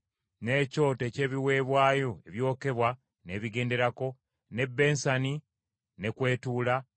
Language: Ganda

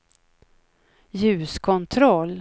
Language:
Swedish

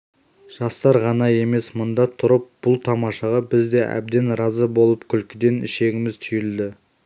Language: Kazakh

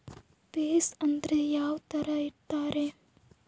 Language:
Kannada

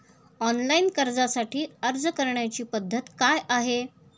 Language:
Marathi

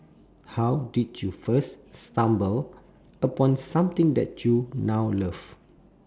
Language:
English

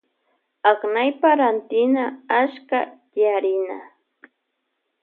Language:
Loja Highland Quichua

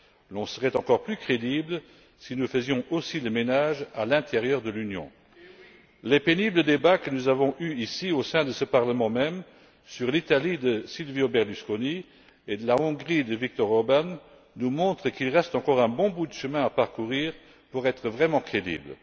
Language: French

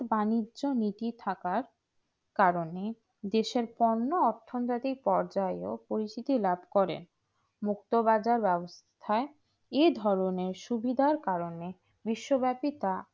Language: Bangla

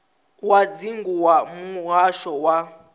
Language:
Venda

